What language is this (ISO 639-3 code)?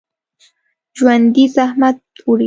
pus